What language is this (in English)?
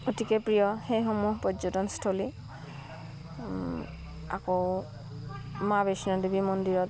Assamese